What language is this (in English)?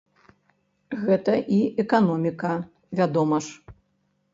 Belarusian